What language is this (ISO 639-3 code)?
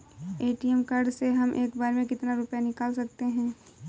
hin